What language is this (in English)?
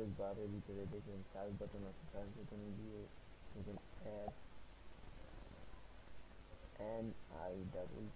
Bangla